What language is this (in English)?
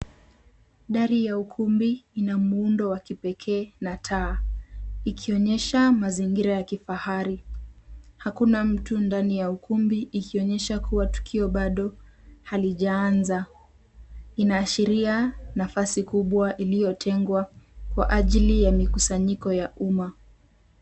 Swahili